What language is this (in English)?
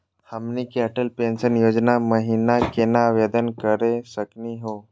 Magahi